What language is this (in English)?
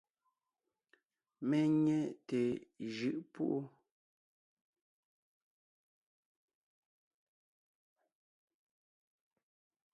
Ngiemboon